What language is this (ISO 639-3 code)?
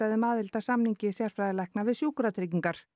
isl